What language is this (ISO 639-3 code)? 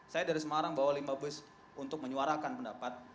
ind